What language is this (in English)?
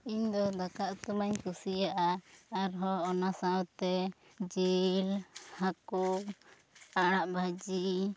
Santali